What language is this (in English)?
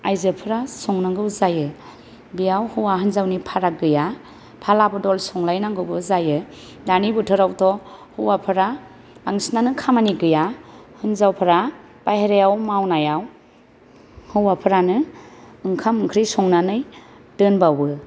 Bodo